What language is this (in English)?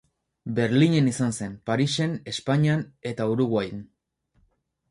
Basque